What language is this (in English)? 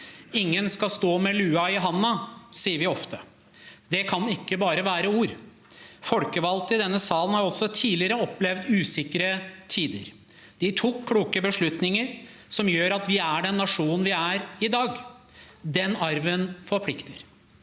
Norwegian